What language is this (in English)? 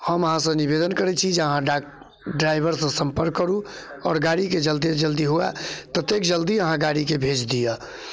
Maithili